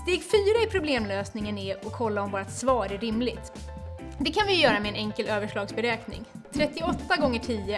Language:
Swedish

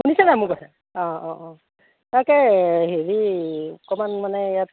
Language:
Assamese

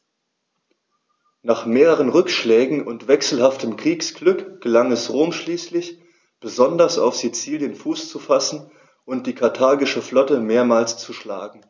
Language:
German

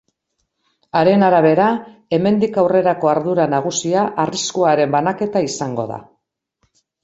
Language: Basque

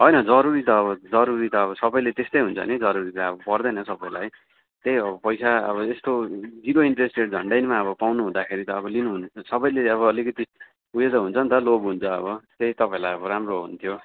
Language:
Nepali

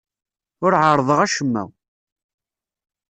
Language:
Kabyle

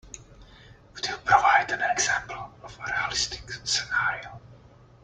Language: English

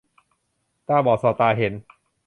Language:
Thai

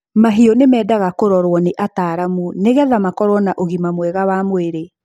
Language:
Kikuyu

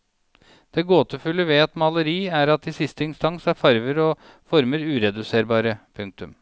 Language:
Norwegian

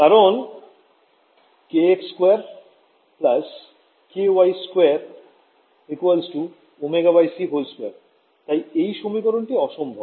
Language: Bangla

